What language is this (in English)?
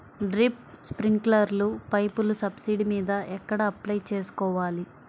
Telugu